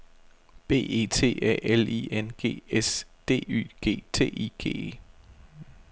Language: Danish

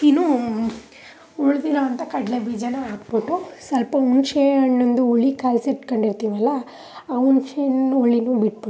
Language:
Kannada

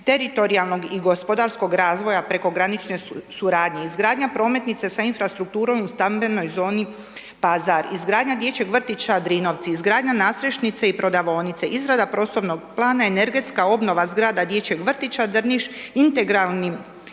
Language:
Croatian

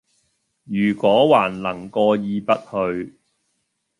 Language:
Cantonese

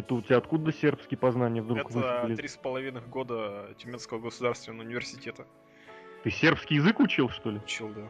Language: Russian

